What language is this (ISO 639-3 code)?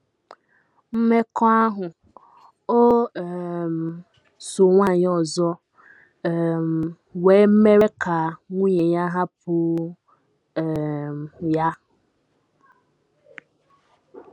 ibo